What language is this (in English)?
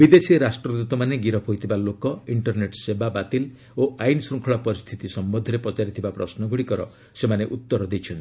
Odia